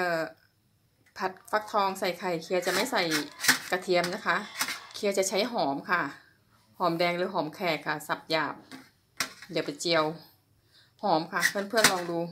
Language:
Thai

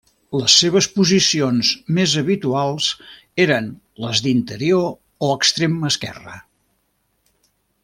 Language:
Catalan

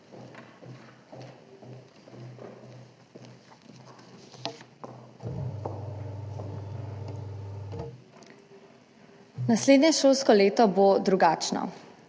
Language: Slovenian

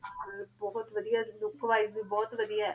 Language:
Punjabi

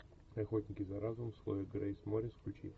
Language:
Russian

